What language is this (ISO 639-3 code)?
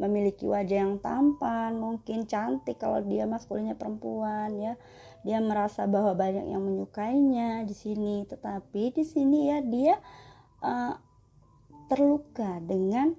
ind